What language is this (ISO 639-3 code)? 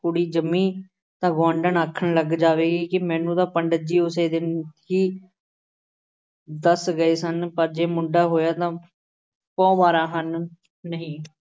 pan